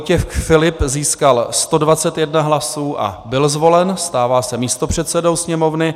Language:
Czech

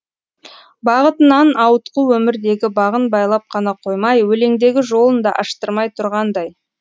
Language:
Kazakh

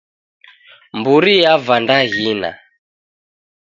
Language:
Taita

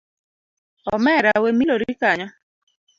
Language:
Luo (Kenya and Tanzania)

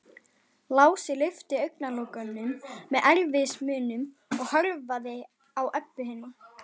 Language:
Icelandic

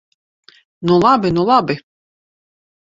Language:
Latvian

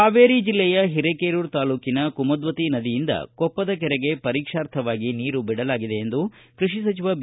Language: Kannada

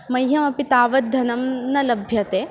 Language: Sanskrit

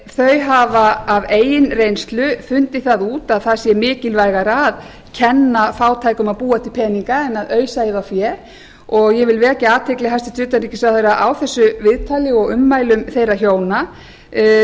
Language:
Icelandic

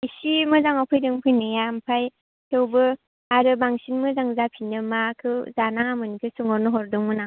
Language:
Bodo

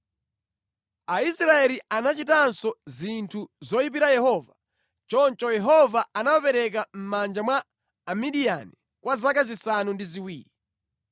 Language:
Nyanja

